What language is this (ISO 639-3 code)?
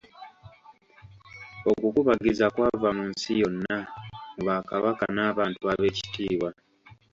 lug